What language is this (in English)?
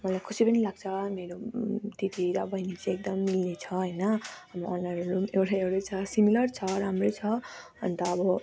Nepali